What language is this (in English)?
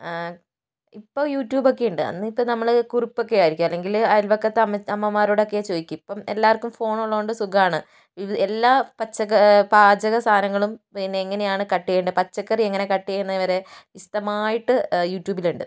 Malayalam